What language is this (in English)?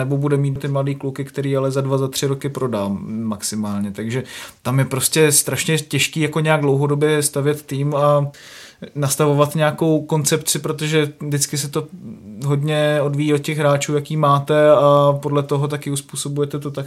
Czech